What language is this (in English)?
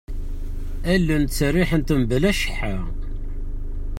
Kabyle